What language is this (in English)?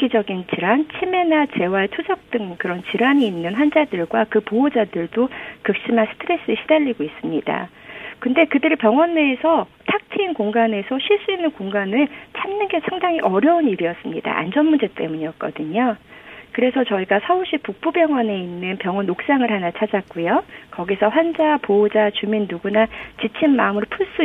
Korean